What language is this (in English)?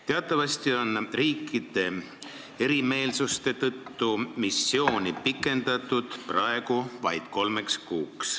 Estonian